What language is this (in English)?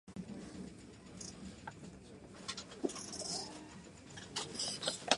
Japanese